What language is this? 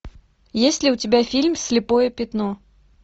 Russian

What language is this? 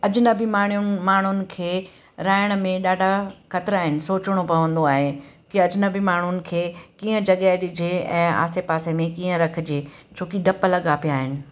Sindhi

